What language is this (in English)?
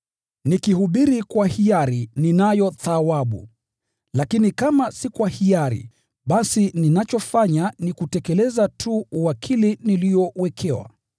Swahili